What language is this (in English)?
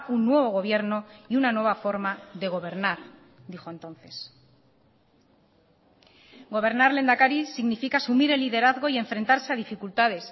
Spanish